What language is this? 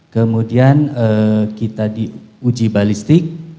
Indonesian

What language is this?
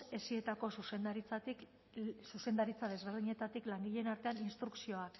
Basque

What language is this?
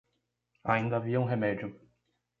Portuguese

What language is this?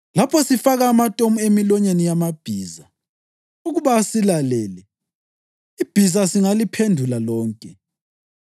North Ndebele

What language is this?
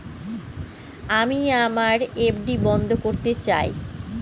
Bangla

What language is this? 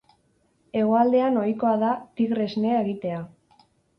Basque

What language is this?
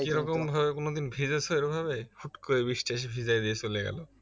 Bangla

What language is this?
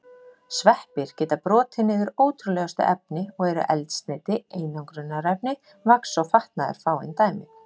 Icelandic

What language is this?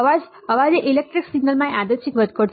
Gujarati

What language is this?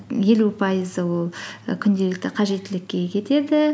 Kazakh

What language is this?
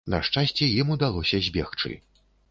Belarusian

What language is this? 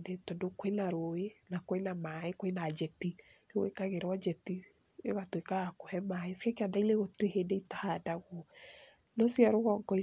Kikuyu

